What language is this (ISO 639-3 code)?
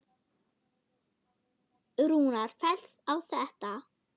isl